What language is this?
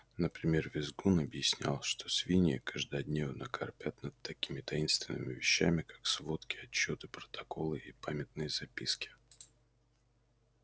Russian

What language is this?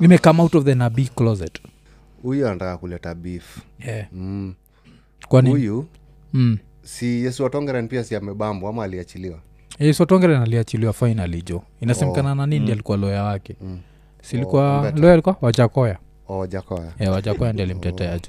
Swahili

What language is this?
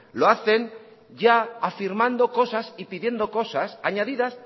Spanish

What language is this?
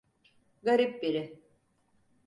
Turkish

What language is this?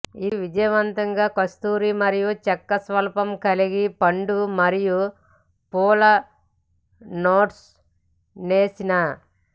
Telugu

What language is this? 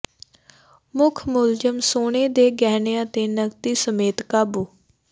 Punjabi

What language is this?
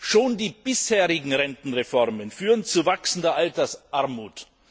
German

